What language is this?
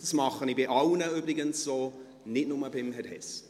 Swiss German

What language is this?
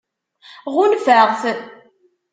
Kabyle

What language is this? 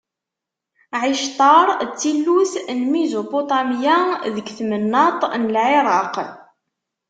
Kabyle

